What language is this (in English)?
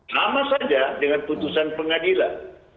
Indonesian